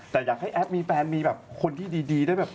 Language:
Thai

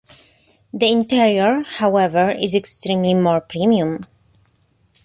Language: English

